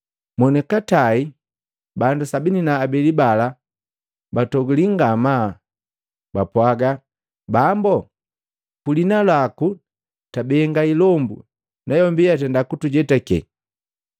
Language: Matengo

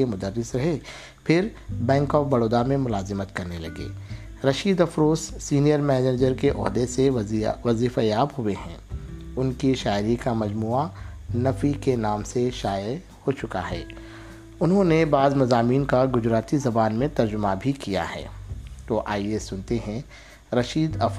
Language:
Urdu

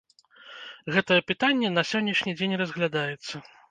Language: Belarusian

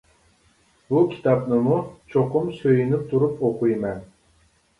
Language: Uyghur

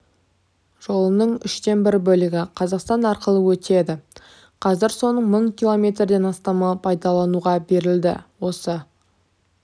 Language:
Kazakh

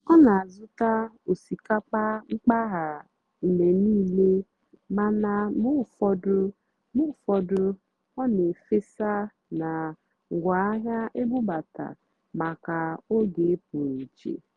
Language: Igbo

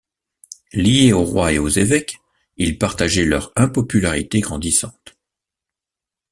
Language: French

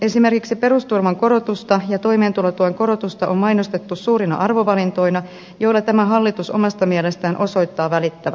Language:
Finnish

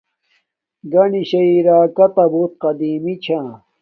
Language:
Domaaki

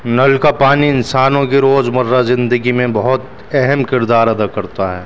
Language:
Urdu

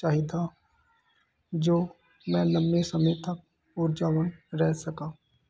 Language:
Punjabi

